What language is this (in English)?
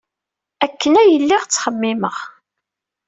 Kabyle